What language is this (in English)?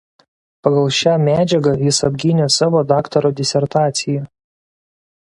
Lithuanian